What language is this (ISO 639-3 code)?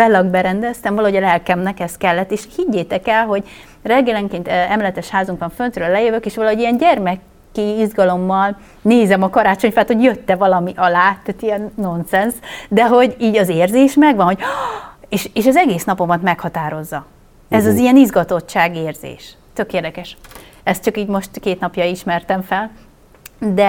hun